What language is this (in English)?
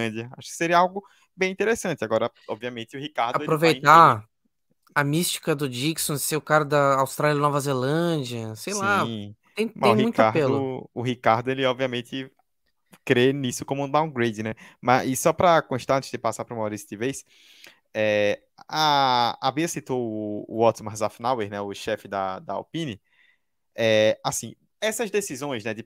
Portuguese